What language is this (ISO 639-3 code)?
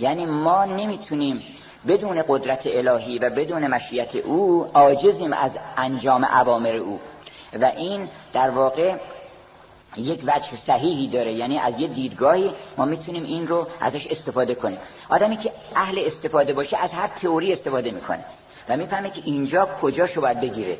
fas